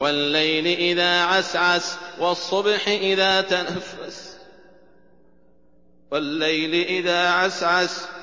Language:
Arabic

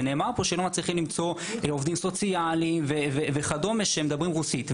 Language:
Hebrew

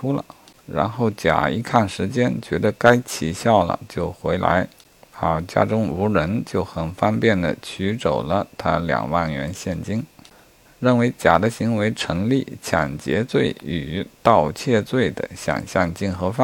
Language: Chinese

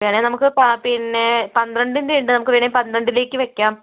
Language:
Malayalam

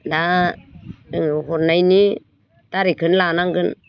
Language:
Bodo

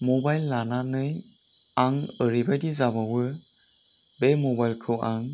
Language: Bodo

